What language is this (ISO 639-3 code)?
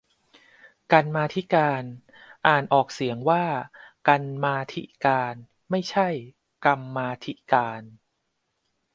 tha